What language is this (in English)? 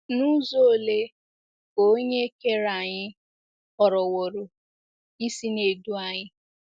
Igbo